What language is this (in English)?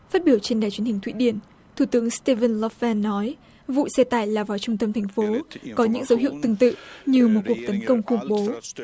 Vietnamese